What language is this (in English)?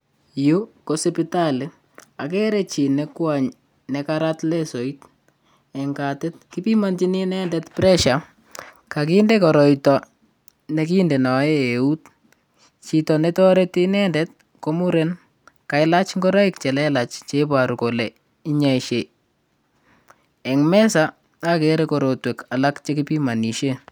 Kalenjin